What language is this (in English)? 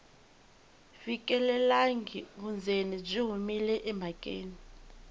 Tsonga